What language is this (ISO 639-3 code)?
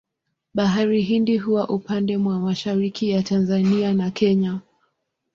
swa